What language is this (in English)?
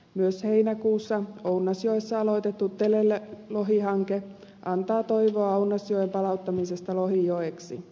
Finnish